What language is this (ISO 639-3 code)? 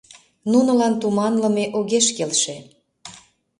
chm